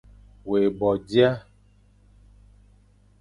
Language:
Fang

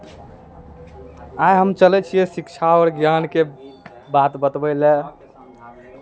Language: Maithili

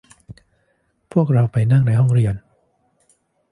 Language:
Thai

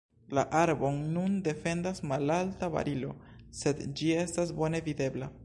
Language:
Esperanto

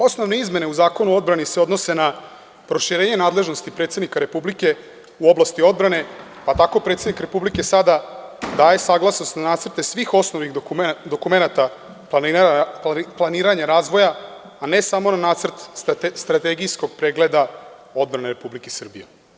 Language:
Serbian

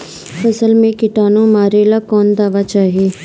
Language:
Bhojpuri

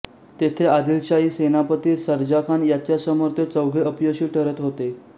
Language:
Marathi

